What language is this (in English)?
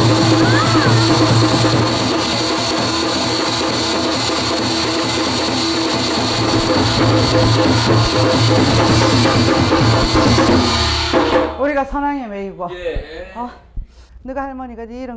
Korean